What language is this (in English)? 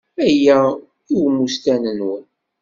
Kabyle